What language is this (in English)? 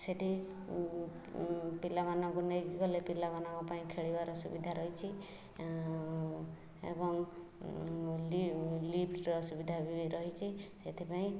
Odia